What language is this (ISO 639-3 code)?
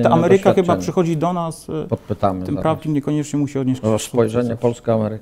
pol